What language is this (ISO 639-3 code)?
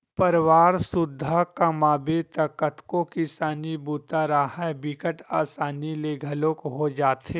hne